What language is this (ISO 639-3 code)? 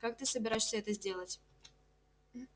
rus